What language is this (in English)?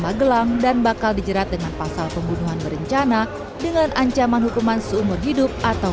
Indonesian